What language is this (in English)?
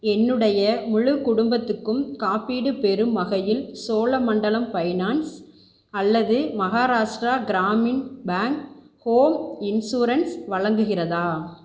Tamil